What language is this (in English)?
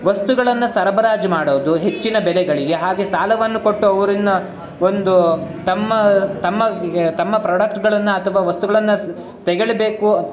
Kannada